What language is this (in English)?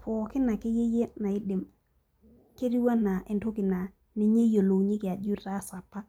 Masai